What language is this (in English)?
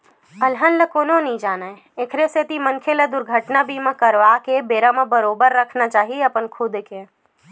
Chhattisgarhi